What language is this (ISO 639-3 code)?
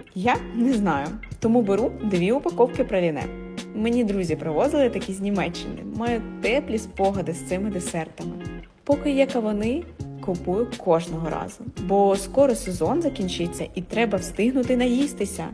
ukr